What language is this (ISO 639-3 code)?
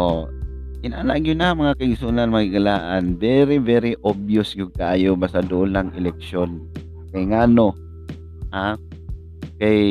fil